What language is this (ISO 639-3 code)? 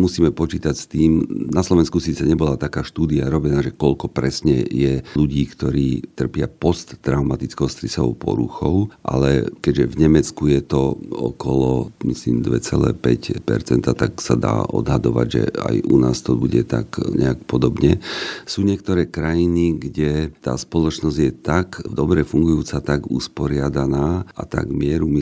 slk